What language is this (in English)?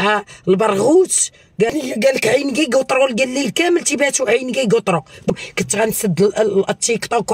Arabic